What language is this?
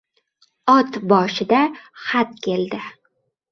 Uzbek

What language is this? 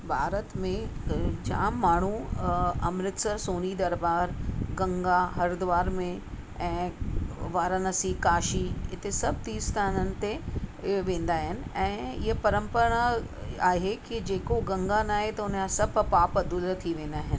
Sindhi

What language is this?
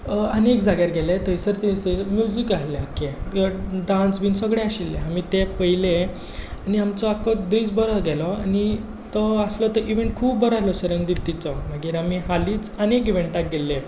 Konkani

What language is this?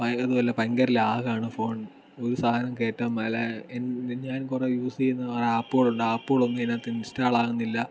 Malayalam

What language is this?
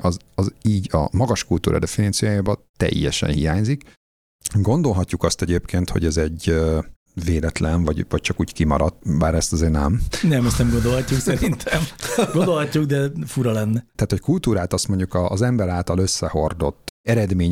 Hungarian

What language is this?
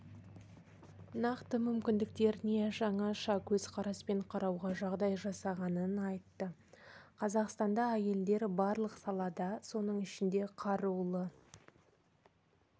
Kazakh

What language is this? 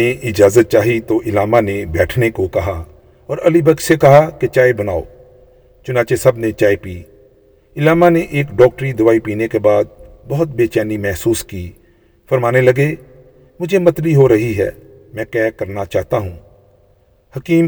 Urdu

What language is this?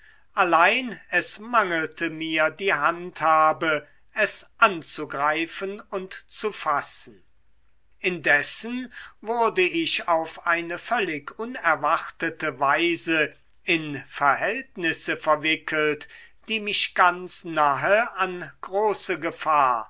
German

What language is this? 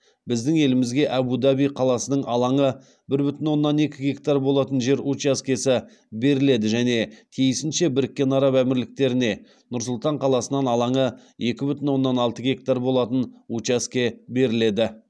Kazakh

